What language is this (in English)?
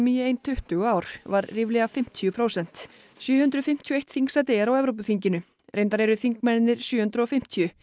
Icelandic